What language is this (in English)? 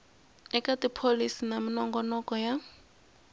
Tsonga